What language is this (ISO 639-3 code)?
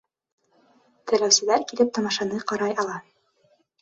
bak